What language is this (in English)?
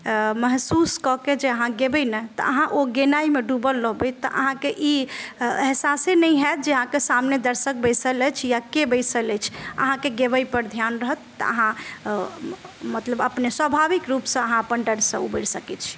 Maithili